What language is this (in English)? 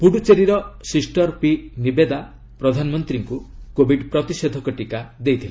Odia